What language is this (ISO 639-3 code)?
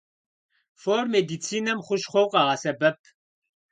kbd